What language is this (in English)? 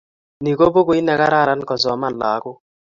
Kalenjin